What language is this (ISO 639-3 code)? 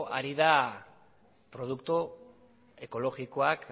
eus